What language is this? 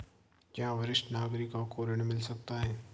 Hindi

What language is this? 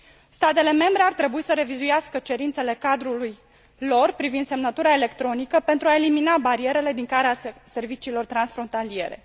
Romanian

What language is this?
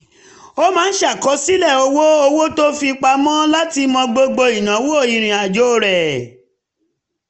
Yoruba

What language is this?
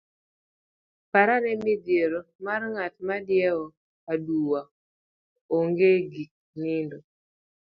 Luo (Kenya and Tanzania)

